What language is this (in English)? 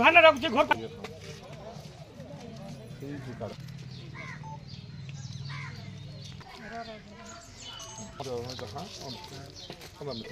Arabic